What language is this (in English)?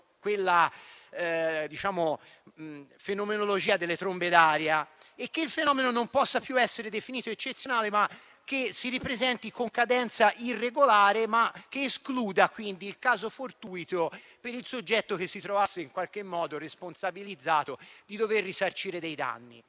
Italian